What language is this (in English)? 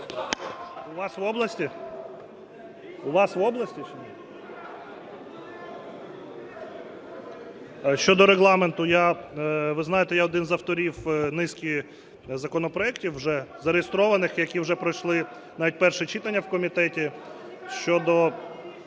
Ukrainian